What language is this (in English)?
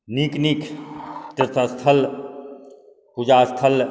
Maithili